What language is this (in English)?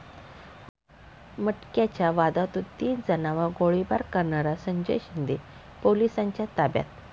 Marathi